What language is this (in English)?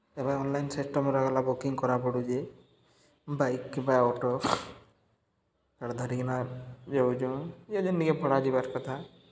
Odia